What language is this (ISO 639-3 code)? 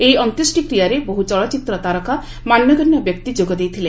ori